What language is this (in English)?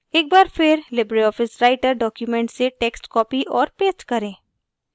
Hindi